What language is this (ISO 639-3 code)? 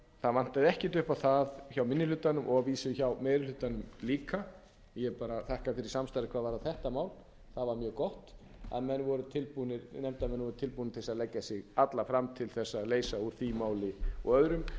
isl